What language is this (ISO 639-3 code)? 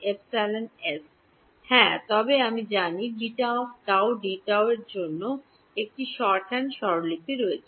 ben